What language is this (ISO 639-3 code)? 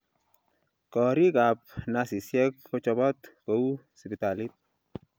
kln